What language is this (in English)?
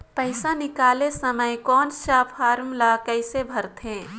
Chhattisgarhi